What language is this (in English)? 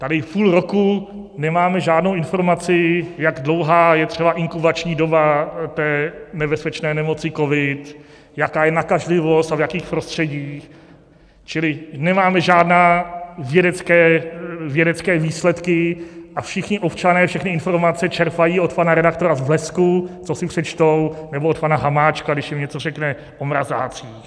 Czech